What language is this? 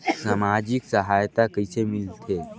Chhattisgarhi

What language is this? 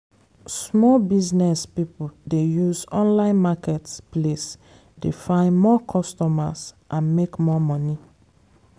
Nigerian Pidgin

